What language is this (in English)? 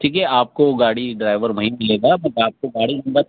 Urdu